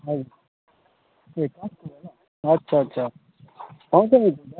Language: Nepali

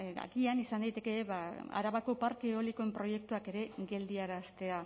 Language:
Basque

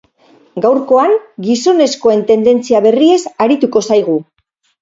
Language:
Basque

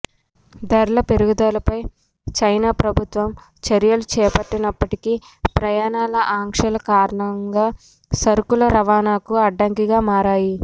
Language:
Telugu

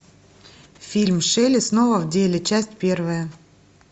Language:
Russian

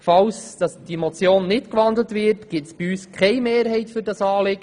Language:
Swiss German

